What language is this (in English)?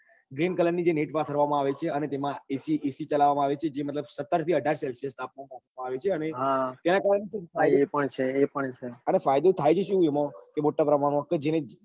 Gujarati